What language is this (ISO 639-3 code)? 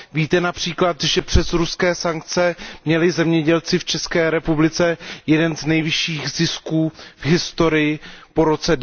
ces